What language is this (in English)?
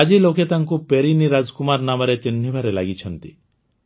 Odia